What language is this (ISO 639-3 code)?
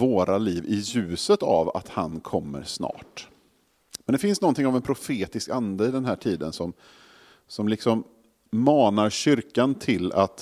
swe